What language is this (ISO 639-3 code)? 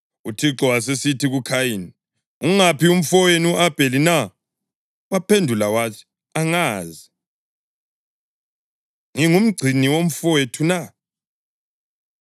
nde